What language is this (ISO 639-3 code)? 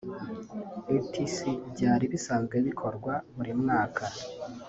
kin